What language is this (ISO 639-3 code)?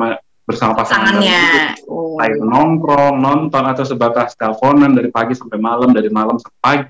ind